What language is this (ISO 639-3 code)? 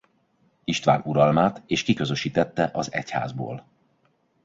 hun